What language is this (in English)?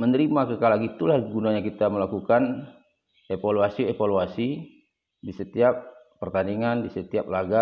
Indonesian